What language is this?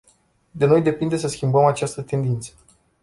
Romanian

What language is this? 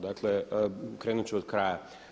Croatian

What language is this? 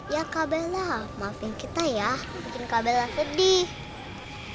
Indonesian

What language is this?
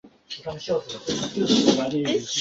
Chinese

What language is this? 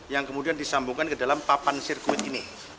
Indonesian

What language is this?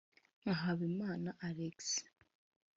Kinyarwanda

